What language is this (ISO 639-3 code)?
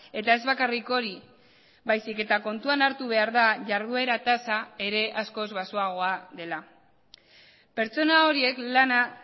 eus